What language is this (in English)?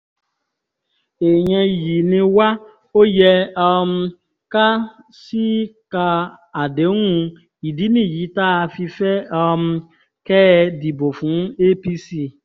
Yoruba